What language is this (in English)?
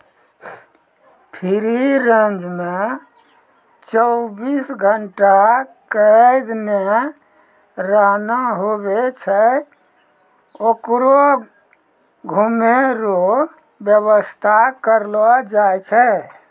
Maithili